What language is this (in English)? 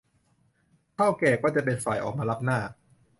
Thai